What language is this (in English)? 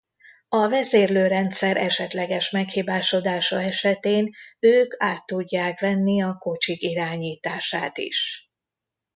Hungarian